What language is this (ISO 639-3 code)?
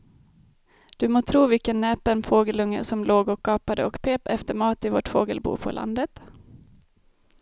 swe